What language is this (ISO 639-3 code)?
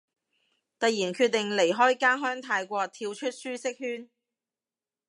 yue